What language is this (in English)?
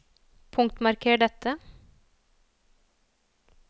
Norwegian